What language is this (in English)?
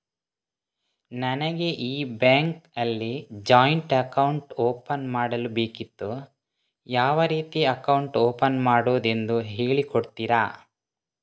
Kannada